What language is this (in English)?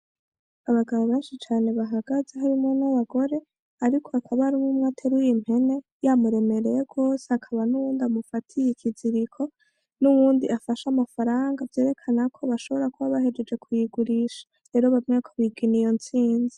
Rundi